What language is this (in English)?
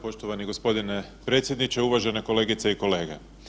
Croatian